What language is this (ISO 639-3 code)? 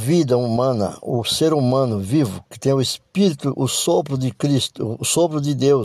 por